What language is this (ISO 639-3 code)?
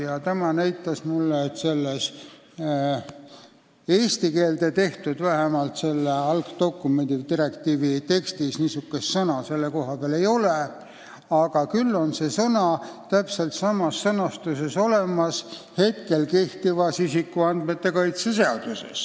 est